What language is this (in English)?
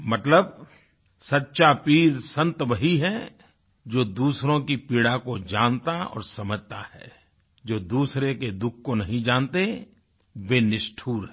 Hindi